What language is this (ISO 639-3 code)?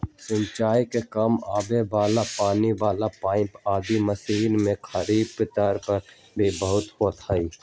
mag